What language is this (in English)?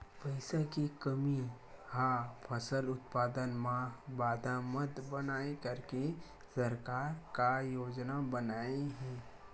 Chhattisgarhi